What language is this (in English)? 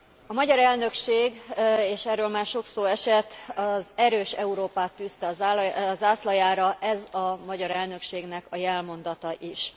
Hungarian